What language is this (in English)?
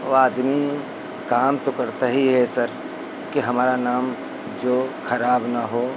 Hindi